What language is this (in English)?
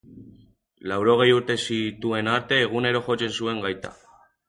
Basque